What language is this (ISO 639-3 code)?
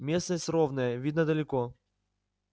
rus